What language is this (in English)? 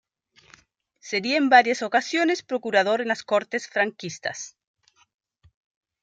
Spanish